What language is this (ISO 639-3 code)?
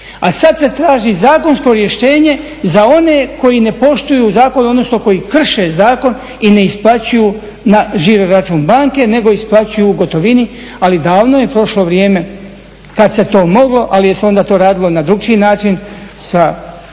hrv